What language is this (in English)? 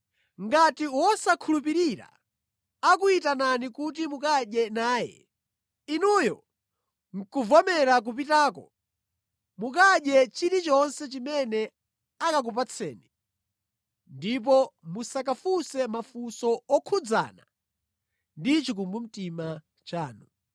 Nyanja